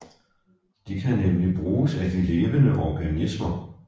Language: Danish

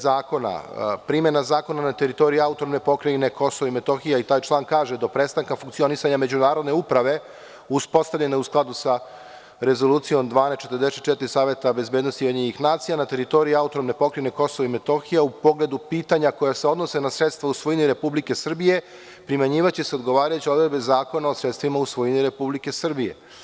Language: Serbian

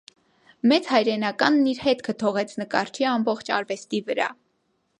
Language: Armenian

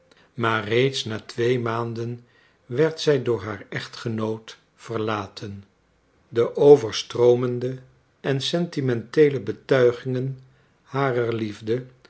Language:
Dutch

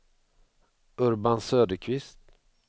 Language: Swedish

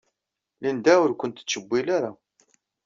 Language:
Kabyle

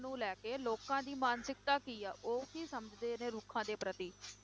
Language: Punjabi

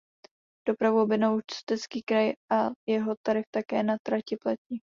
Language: Czech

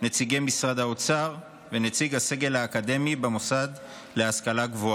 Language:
Hebrew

